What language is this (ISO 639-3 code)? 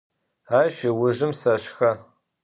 ady